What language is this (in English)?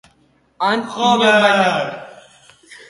Basque